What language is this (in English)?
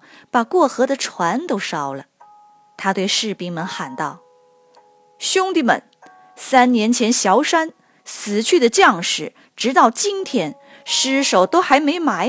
Chinese